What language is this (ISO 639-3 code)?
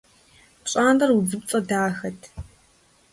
kbd